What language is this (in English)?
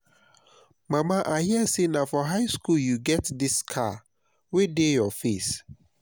Nigerian Pidgin